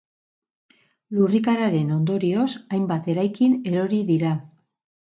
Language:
Basque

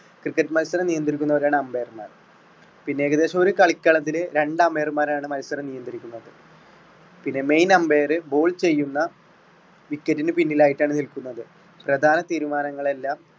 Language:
Malayalam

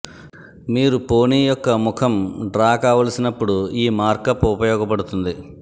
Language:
Telugu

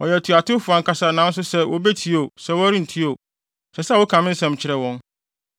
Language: Akan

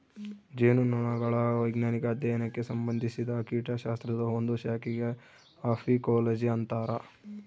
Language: Kannada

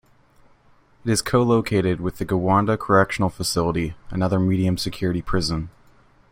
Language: English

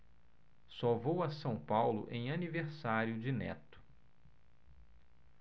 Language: Portuguese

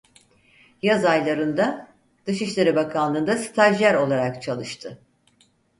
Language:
Turkish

